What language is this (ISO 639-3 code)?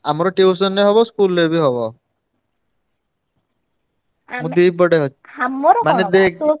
ori